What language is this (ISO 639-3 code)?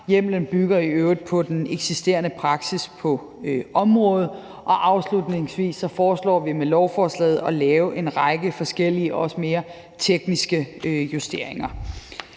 dan